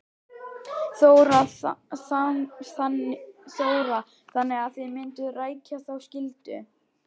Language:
Icelandic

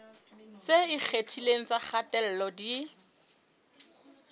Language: Southern Sotho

